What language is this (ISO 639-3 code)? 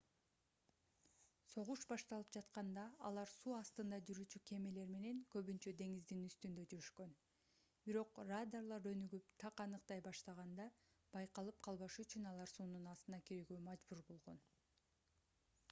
kir